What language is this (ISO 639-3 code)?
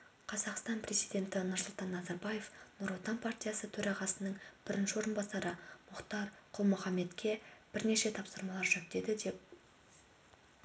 kaz